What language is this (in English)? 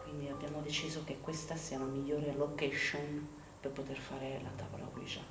Italian